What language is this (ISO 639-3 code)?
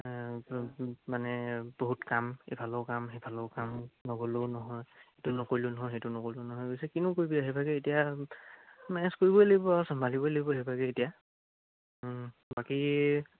asm